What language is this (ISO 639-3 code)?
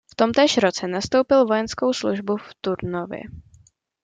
ces